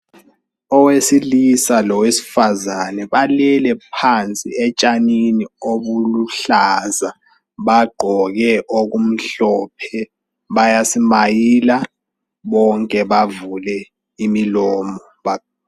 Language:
North Ndebele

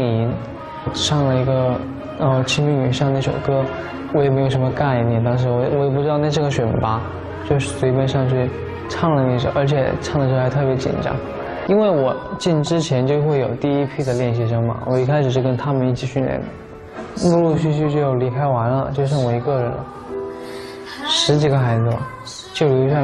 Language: Chinese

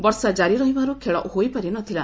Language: Odia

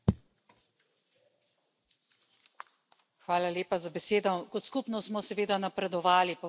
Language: Slovenian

